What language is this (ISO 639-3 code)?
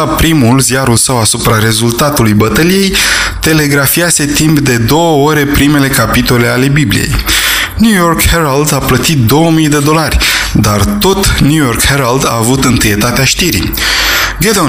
ron